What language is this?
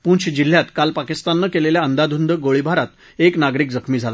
Marathi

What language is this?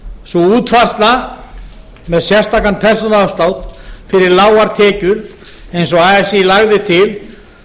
Icelandic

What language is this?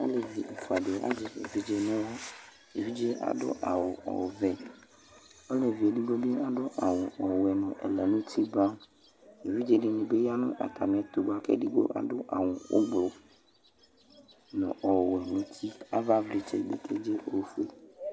Ikposo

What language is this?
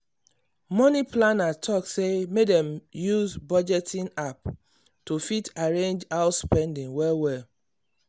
Nigerian Pidgin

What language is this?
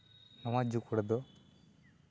Santali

